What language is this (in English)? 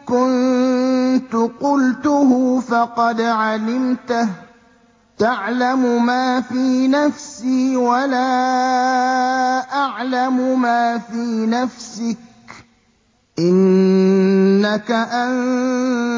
Arabic